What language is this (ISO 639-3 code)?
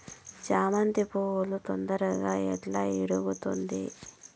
tel